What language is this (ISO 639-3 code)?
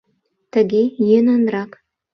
chm